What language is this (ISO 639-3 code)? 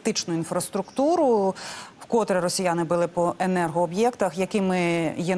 ukr